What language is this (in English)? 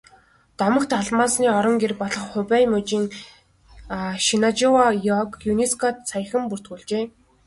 Mongolian